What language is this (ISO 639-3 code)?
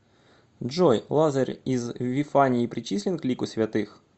rus